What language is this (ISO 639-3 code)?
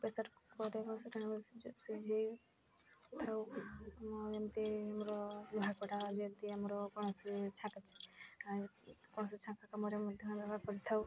ori